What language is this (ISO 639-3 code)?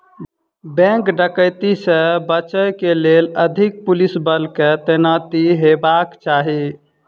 mai